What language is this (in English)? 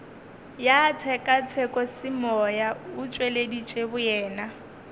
Northern Sotho